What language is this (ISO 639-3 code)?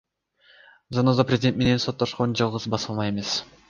kir